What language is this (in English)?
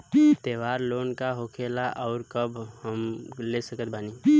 Bhojpuri